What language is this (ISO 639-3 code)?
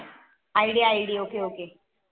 mar